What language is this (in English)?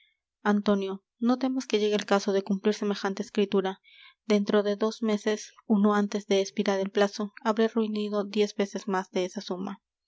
Spanish